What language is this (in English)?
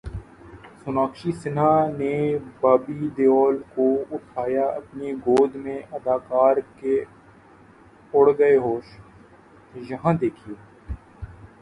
Urdu